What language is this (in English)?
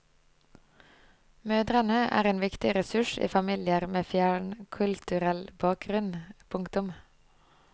Norwegian